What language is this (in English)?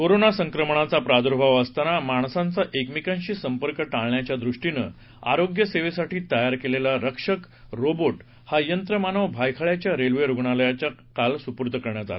Marathi